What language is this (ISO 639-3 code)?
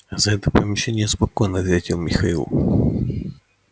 rus